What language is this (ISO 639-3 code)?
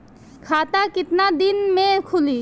bho